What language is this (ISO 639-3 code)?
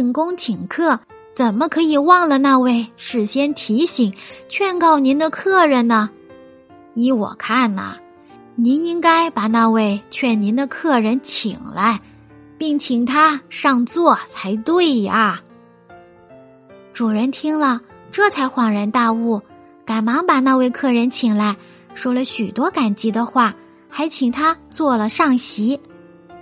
zho